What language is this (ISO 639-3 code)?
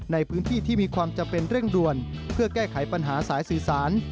tha